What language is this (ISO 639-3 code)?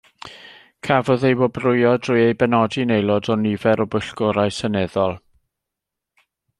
cym